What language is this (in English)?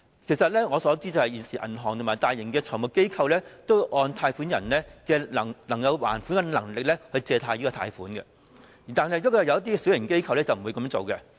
Cantonese